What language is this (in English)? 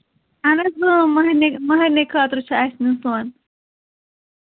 Kashmiri